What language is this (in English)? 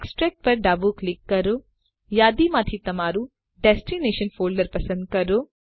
Gujarati